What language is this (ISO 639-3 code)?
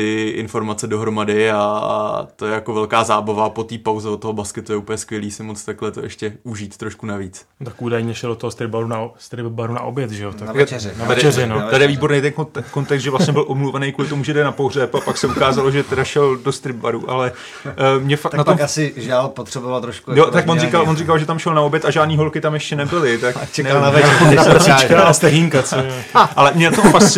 ces